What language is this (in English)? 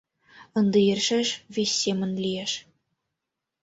Mari